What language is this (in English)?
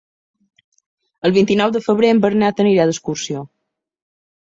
Catalan